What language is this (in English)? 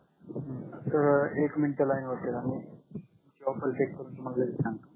Marathi